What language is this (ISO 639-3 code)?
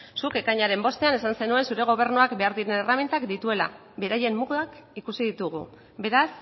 eus